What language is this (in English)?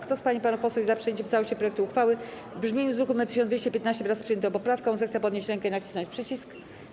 Polish